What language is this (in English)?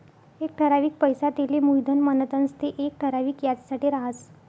Marathi